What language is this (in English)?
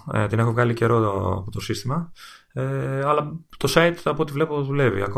Greek